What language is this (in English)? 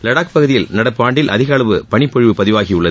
Tamil